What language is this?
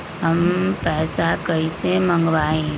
Magahi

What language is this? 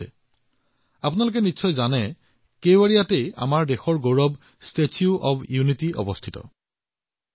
Assamese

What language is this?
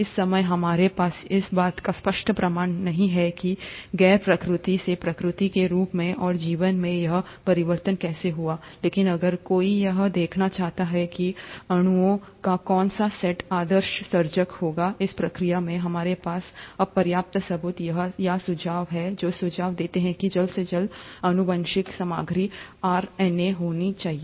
Hindi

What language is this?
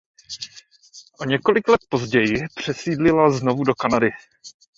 Czech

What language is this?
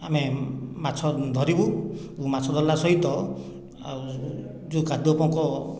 Odia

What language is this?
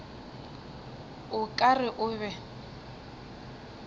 Northern Sotho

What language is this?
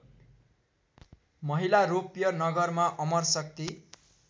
Nepali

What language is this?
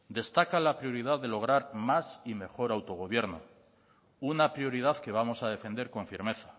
Spanish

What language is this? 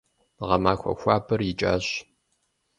Kabardian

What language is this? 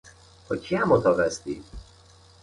Persian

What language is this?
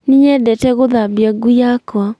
Kikuyu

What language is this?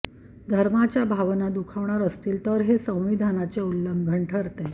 Marathi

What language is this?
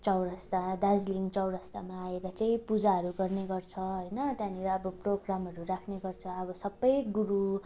Nepali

